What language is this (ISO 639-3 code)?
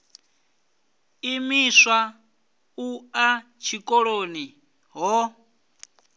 ven